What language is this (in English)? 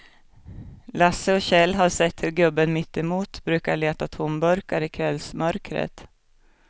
Swedish